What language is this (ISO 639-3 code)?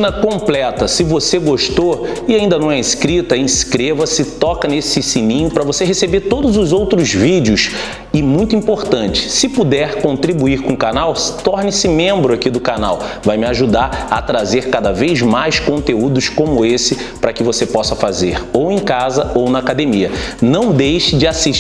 por